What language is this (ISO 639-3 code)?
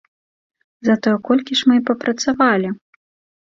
bel